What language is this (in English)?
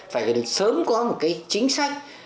Vietnamese